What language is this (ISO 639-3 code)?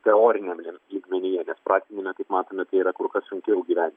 lit